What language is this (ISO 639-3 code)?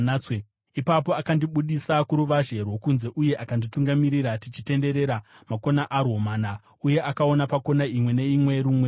sna